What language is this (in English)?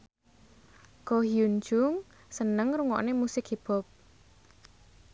Javanese